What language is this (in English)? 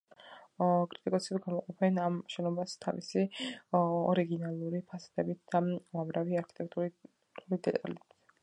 Georgian